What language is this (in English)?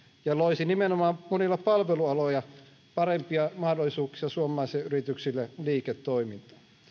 Finnish